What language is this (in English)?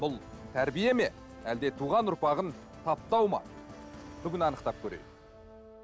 Kazakh